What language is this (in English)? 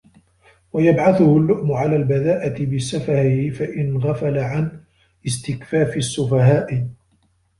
Arabic